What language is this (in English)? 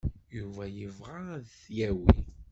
Kabyle